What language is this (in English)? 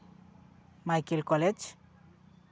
Santali